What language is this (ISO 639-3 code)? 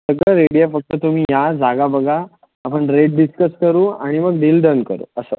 mar